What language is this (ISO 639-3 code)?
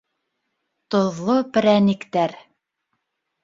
bak